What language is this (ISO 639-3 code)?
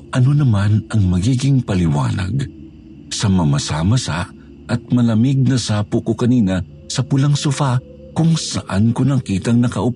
fil